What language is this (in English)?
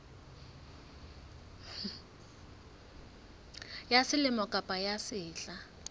Southern Sotho